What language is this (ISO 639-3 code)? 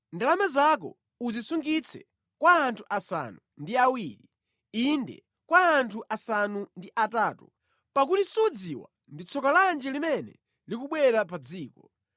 nya